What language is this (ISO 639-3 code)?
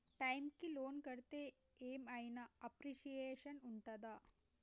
tel